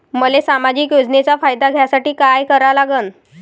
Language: Marathi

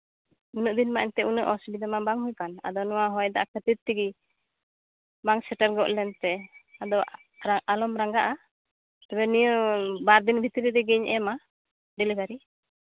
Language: Santali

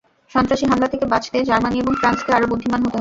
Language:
Bangla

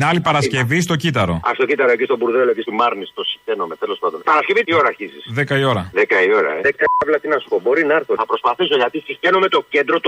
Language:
Greek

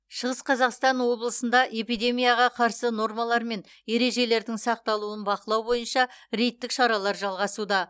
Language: Kazakh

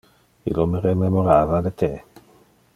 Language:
Interlingua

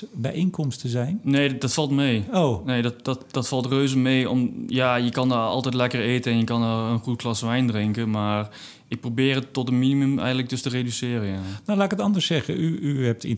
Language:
Dutch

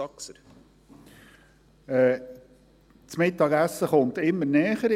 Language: Swiss German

